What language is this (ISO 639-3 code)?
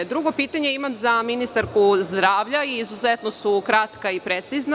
srp